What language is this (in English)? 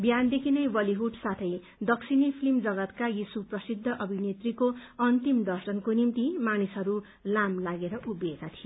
Nepali